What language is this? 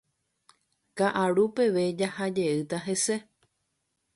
Guarani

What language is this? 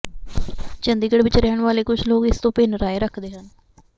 Punjabi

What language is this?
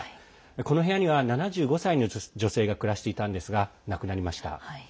Japanese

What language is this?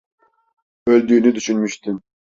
Turkish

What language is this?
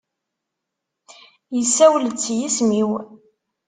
Kabyle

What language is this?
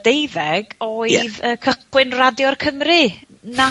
Welsh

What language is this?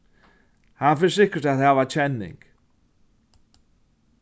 Faroese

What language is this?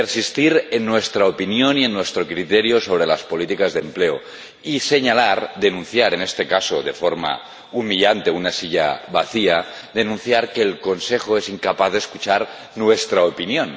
Spanish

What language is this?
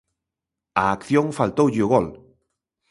Galician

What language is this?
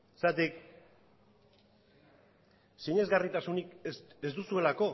Basque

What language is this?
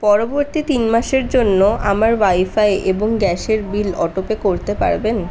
Bangla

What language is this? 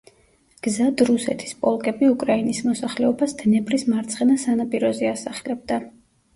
Georgian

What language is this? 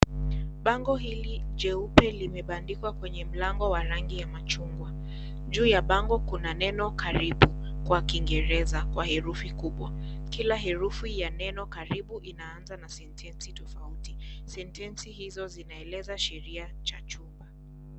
Swahili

